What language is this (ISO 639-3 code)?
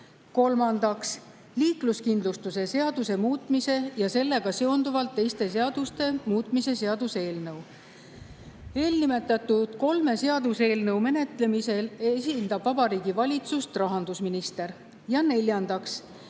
est